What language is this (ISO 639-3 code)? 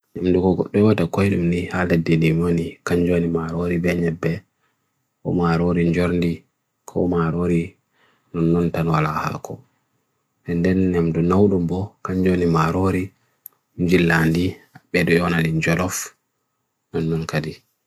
fui